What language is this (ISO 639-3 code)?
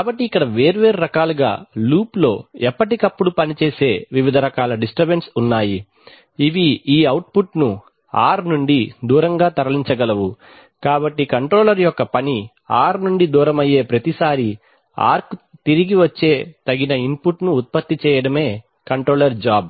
tel